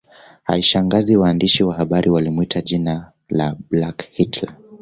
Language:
Swahili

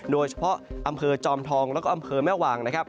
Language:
Thai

